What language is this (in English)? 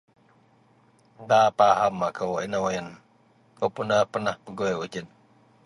Central Melanau